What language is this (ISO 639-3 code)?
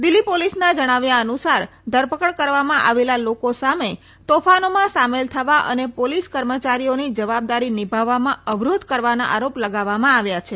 guj